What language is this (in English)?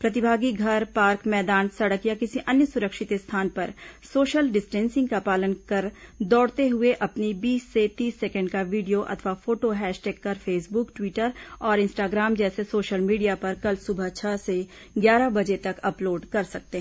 Hindi